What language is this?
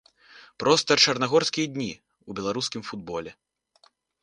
Belarusian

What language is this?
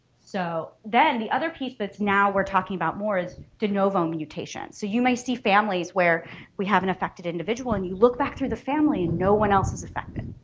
English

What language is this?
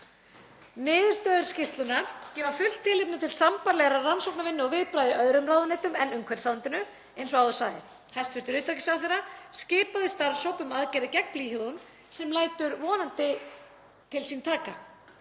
Icelandic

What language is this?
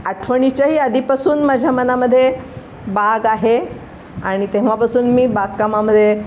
Marathi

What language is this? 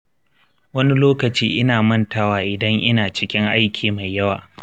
Hausa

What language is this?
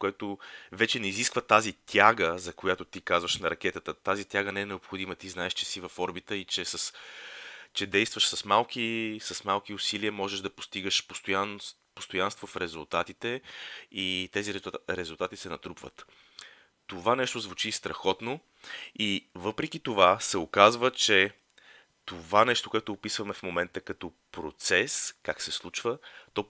Bulgarian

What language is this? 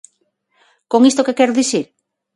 Galician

